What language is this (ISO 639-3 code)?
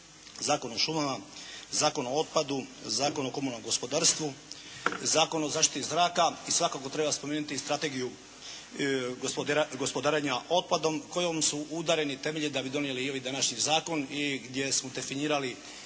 hrv